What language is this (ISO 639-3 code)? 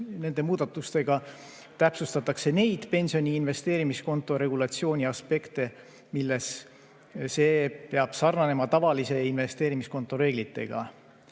est